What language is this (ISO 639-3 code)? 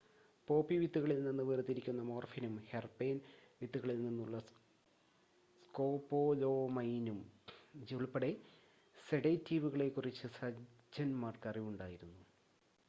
mal